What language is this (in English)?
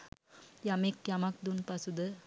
Sinhala